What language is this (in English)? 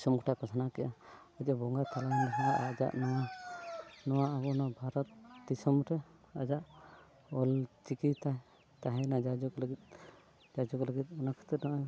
Santali